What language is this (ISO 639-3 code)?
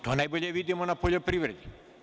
srp